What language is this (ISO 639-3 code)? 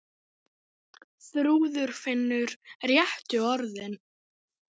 isl